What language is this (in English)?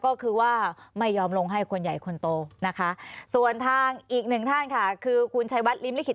Thai